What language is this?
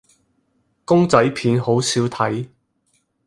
Cantonese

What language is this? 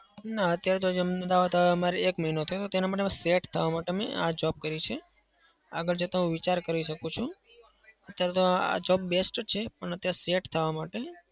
Gujarati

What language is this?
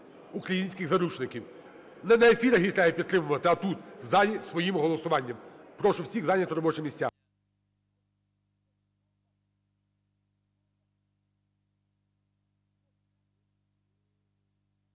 Ukrainian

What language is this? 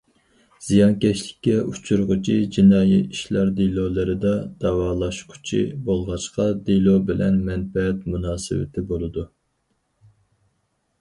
Uyghur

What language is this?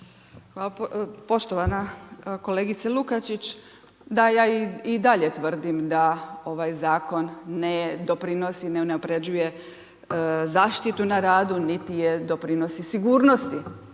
Croatian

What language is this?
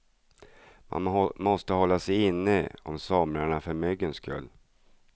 Swedish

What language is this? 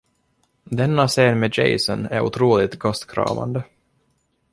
Swedish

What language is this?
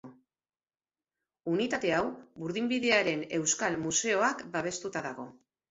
Basque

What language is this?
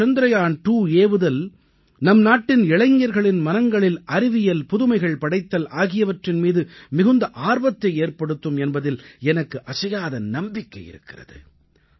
Tamil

